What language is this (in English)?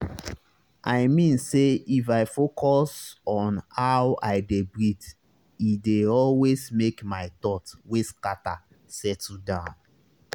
Nigerian Pidgin